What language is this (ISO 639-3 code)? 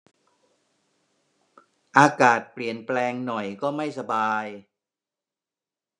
tha